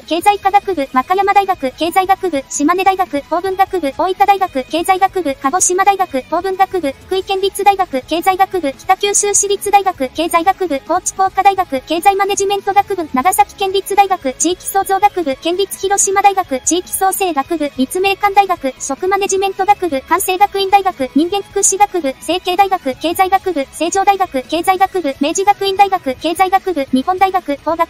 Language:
Japanese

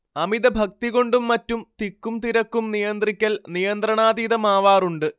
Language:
Malayalam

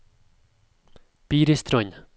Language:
Norwegian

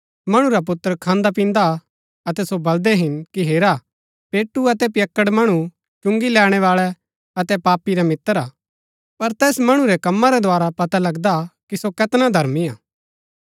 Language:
Gaddi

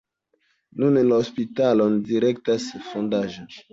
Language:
Esperanto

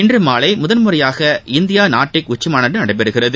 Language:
Tamil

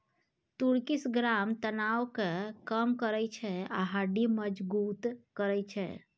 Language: Maithili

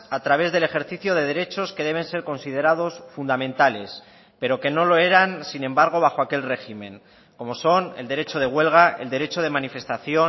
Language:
Spanish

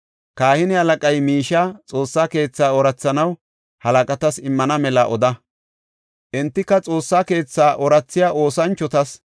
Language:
Gofa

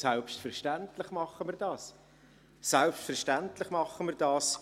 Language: Swiss German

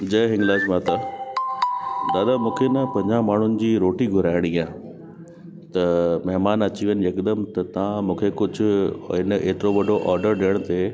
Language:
Sindhi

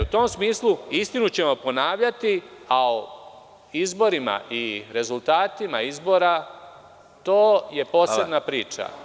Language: Serbian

